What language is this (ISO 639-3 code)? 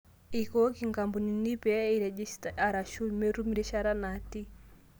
mas